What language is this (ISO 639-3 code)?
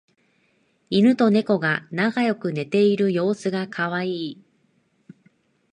jpn